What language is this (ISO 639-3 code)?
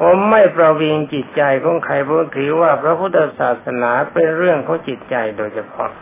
tha